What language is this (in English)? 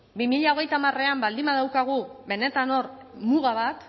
Basque